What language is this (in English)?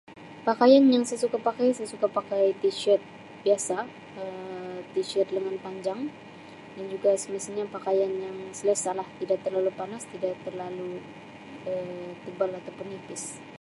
Sabah Malay